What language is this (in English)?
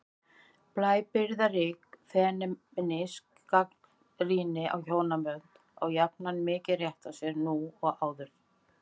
Icelandic